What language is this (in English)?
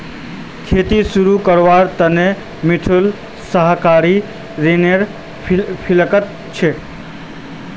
Magahi